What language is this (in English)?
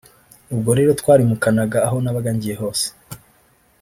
Kinyarwanda